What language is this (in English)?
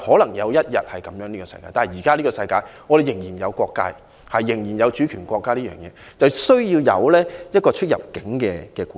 Cantonese